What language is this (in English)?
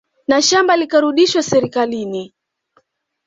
Swahili